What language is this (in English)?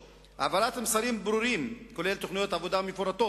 Hebrew